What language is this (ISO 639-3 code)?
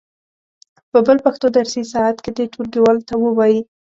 pus